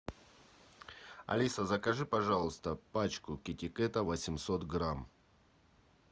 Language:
Russian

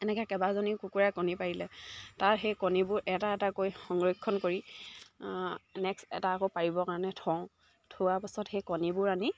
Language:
Assamese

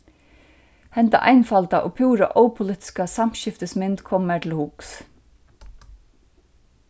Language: Faroese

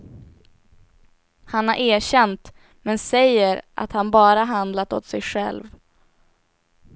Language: Swedish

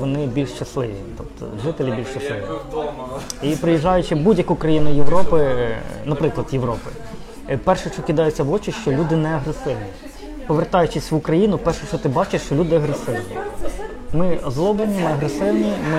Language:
Ukrainian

